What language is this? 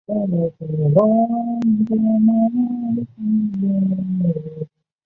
Chinese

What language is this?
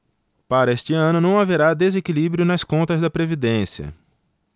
Portuguese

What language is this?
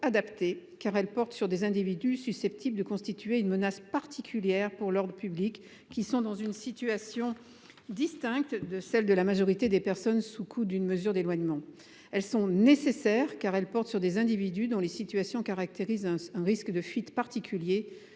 French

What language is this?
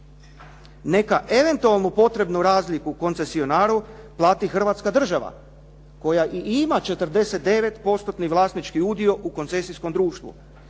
Croatian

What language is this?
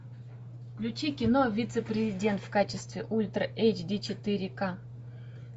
Russian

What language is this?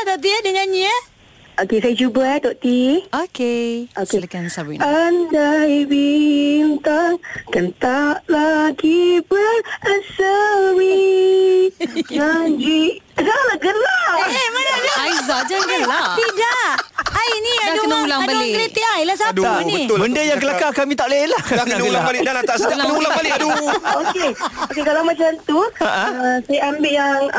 Malay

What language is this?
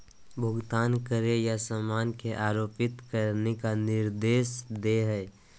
Magahi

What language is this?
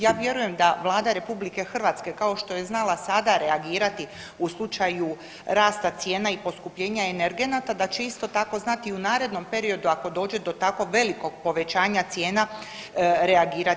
Croatian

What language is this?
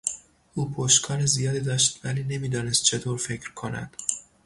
Persian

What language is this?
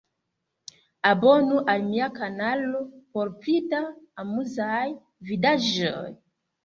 Esperanto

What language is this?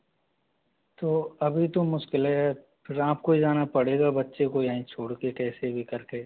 Hindi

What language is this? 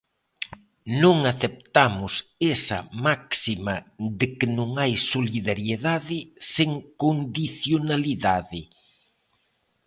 Galician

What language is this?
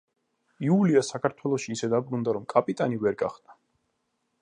Georgian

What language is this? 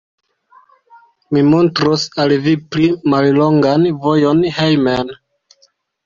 Esperanto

